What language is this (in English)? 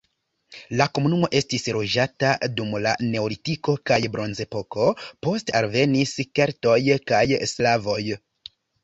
Esperanto